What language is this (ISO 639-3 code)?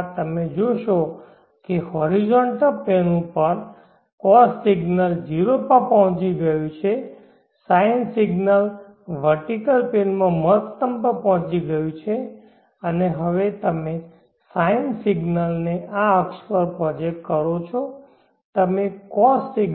guj